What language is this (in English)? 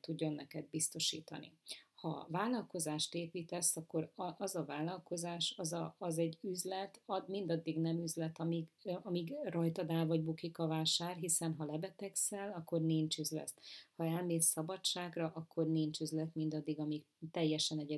Hungarian